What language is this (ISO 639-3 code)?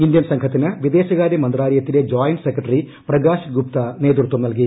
mal